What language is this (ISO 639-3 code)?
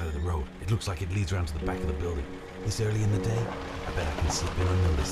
deu